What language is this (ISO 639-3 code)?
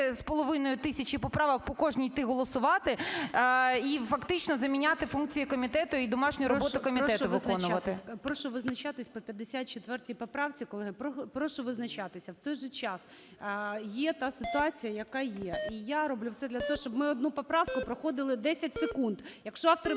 ukr